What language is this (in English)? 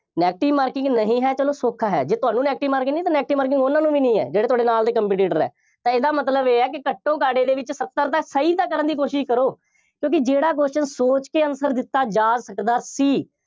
Punjabi